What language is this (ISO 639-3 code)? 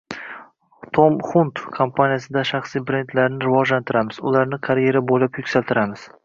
uzb